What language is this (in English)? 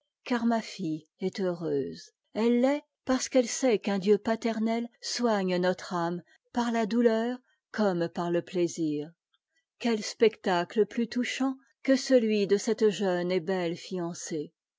French